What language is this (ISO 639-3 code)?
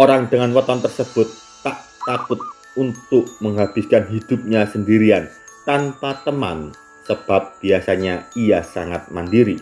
ind